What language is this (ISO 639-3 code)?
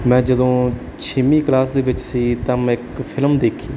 pan